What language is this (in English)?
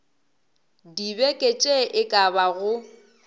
Northern Sotho